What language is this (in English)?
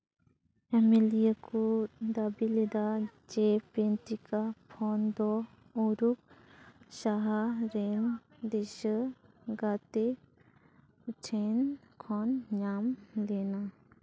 Santali